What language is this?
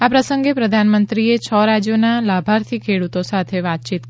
Gujarati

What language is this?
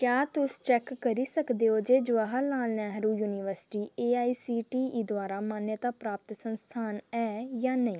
Dogri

